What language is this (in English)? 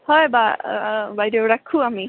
Assamese